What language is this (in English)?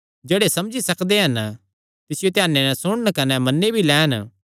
Kangri